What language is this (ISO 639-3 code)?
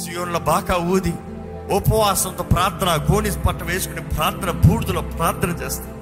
tel